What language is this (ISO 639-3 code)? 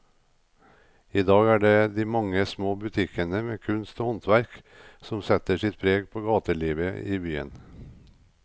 nor